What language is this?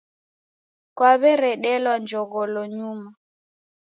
Taita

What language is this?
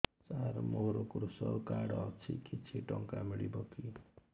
Odia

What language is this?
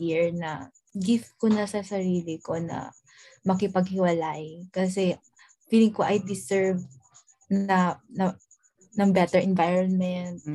Filipino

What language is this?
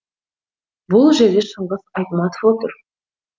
Kazakh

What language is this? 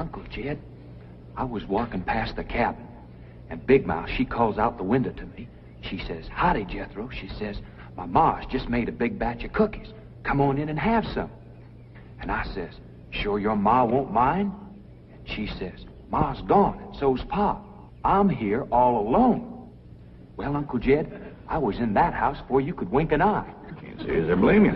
English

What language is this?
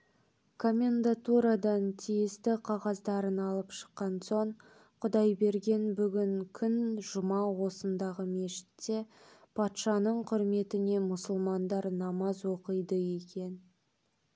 Kazakh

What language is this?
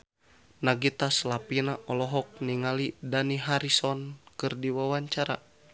Sundanese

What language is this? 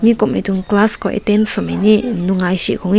Rongmei Naga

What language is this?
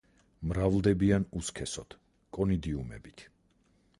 Georgian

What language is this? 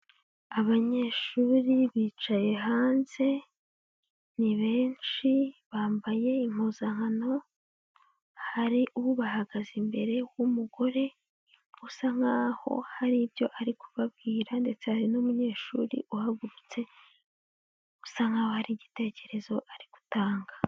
Kinyarwanda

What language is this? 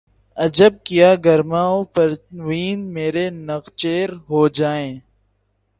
Urdu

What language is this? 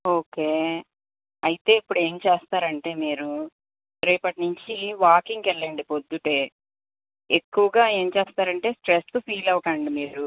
Telugu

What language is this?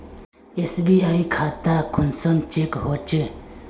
Magahi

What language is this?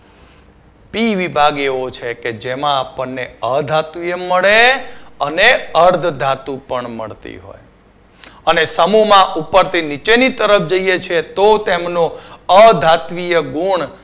Gujarati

